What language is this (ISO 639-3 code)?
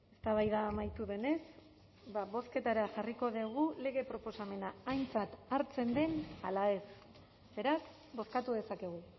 eus